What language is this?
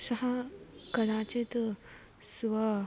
Sanskrit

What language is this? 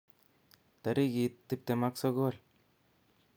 Kalenjin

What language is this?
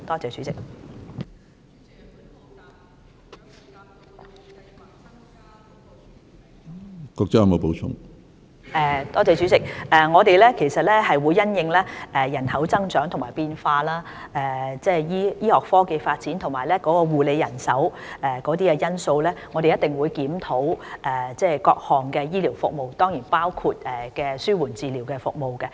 Cantonese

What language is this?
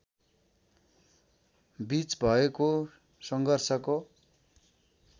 Nepali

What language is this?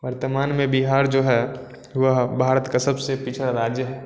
Hindi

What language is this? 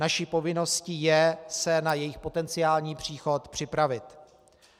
Czech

